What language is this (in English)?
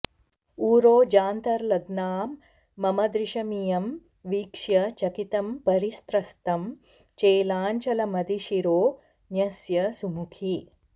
Sanskrit